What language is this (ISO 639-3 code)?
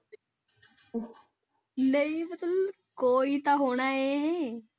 pan